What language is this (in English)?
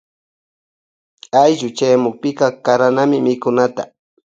Loja Highland Quichua